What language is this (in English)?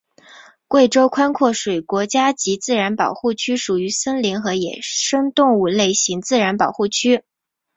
Chinese